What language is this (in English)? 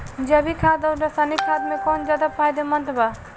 Bhojpuri